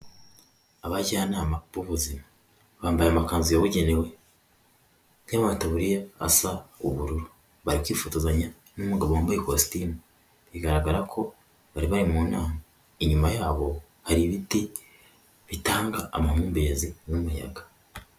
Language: Kinyarwanda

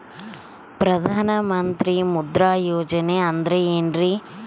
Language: Kannada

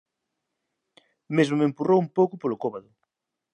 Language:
Galician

